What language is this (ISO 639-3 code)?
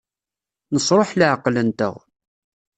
kab